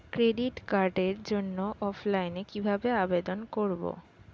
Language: Bangla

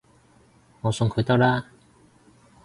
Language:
Cantonese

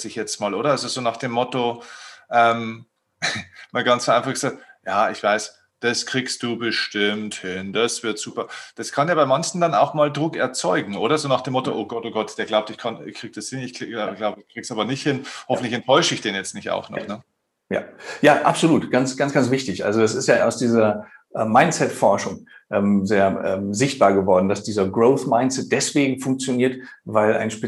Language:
German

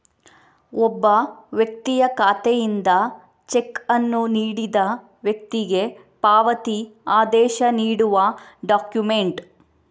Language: Kannada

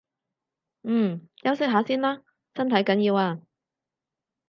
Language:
Cantonese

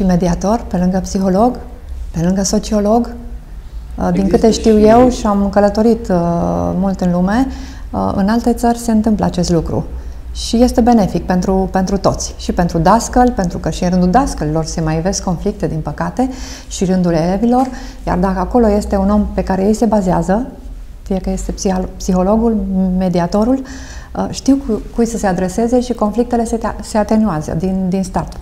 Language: Romanian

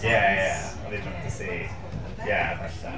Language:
Welsh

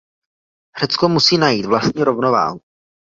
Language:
Czech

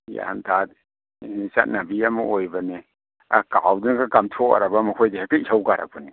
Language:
Manipuri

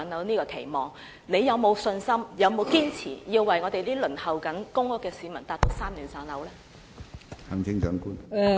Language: Cantonese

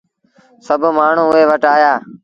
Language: Sindhi Bhil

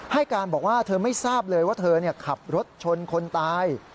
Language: Thai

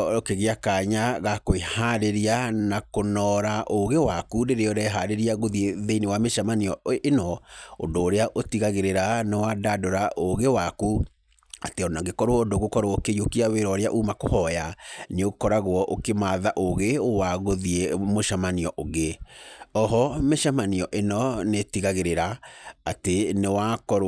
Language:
Kikuyu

